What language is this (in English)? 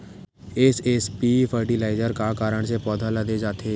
Chhattisgarhi